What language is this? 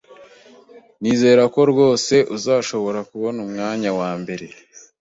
Kinyarwanda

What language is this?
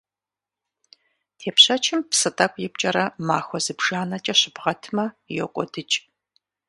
Kabardian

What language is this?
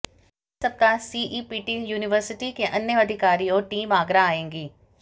Hindi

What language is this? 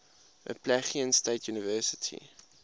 English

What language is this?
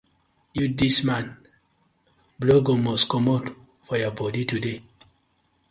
Nigerian Pidgin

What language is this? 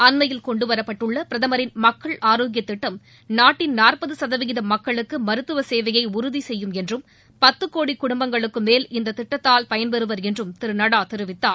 Tamil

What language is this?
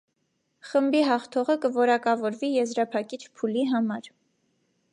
Armenian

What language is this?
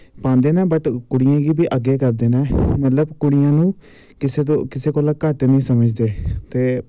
Dogri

